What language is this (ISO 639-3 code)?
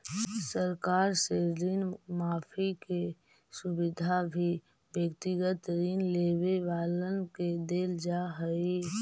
mag